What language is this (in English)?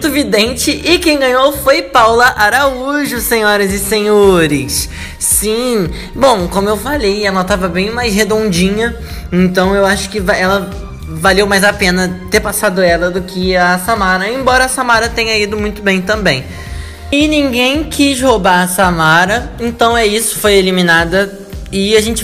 Portuguese